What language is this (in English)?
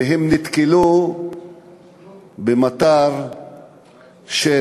Hebrew